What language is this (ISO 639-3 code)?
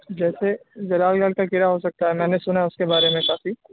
urd